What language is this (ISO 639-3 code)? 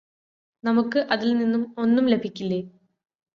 mal